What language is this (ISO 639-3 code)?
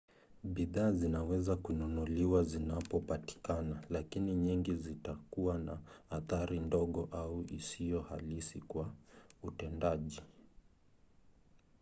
swa